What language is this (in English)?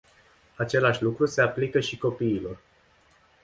Romanian